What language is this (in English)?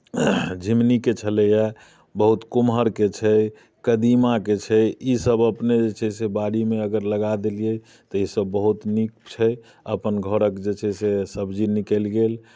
Maithili